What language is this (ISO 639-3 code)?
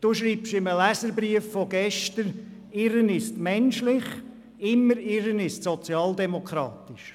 gsw